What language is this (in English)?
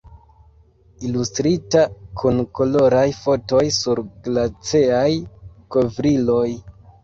Esperanto